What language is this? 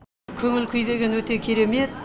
Kazakh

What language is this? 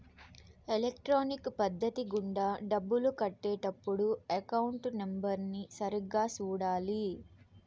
Telugu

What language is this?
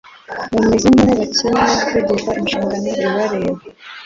Kinyarwanda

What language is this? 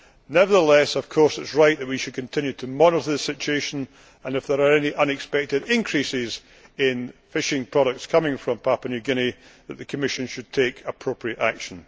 English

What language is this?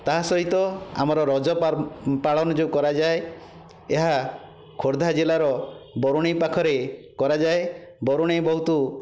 Odia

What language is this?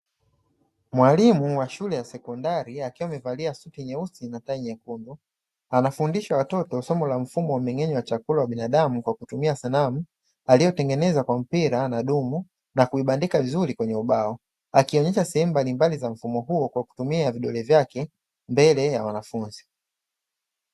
Swahili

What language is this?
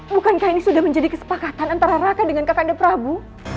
Indonesian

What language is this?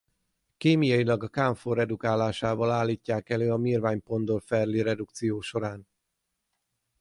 Hungarian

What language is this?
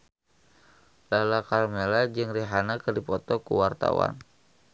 Sundanese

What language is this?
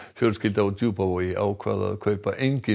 Icelandic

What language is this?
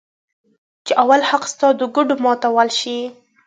Pashto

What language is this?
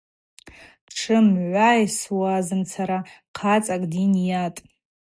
Abaza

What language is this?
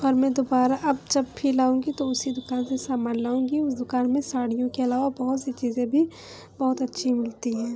Urdu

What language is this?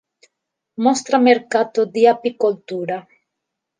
Italian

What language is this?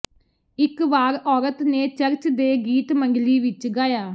Punjabi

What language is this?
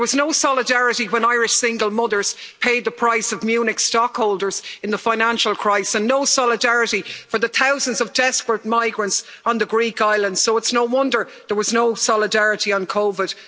English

